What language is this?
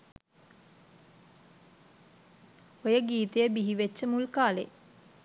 Sinhala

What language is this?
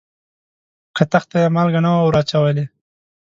Pashto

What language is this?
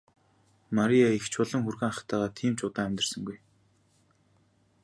Mongolian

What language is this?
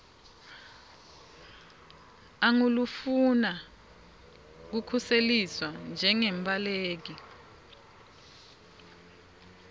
Swati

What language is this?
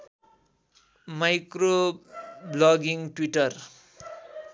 Nepali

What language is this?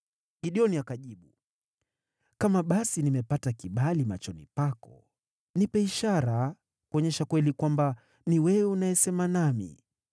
Swahili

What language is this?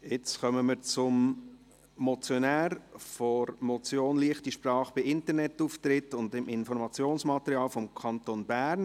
Swiss German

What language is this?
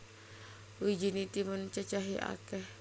Javanese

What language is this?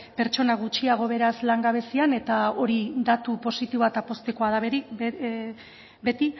Basque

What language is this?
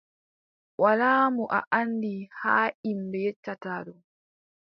Adamawa Fulfulde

